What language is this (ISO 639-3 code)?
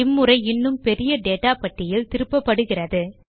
tam